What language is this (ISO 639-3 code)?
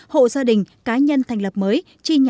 vie